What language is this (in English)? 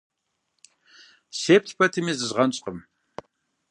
Kabardian